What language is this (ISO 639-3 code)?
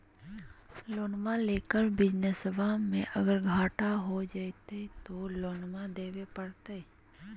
mag